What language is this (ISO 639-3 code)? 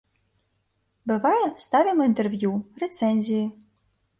bel